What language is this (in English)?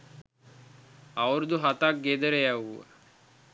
Sinhala